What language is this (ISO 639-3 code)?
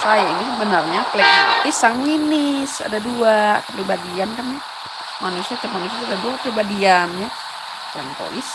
ind